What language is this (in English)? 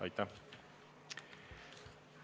Estonian